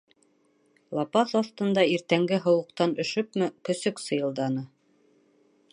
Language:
Bashkir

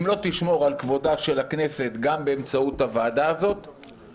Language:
Hebrew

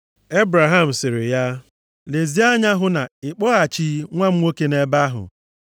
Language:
Igbo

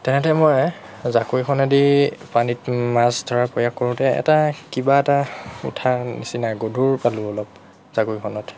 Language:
Assamese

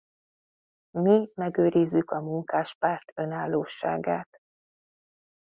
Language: Hungarian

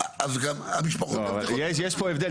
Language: Hebrew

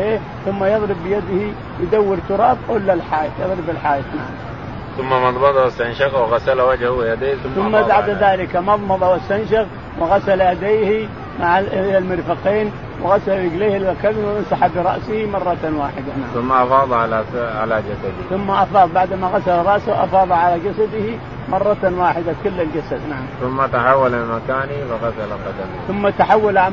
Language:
Arabic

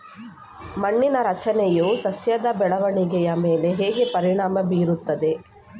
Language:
Kannada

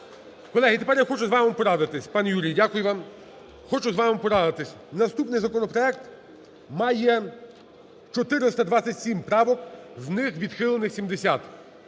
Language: Ukrainian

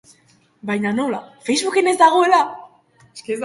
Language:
Basque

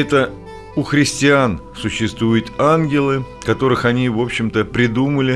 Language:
Russian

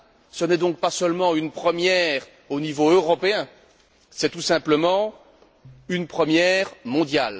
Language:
French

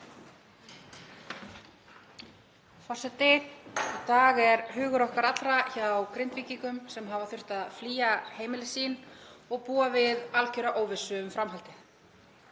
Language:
Icelandic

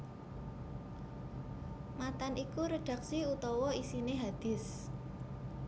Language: Javanese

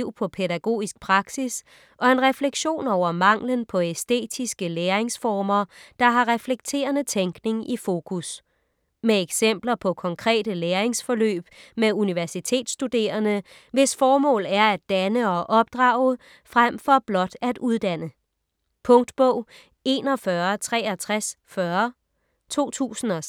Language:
Danish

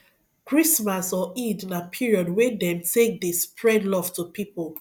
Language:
Nigerian Pidgin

